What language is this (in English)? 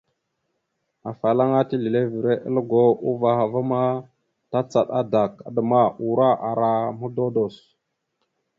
Mada (Cameroon)